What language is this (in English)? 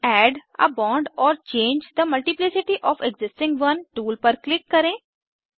Hindi